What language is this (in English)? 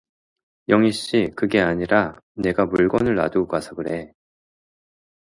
Korean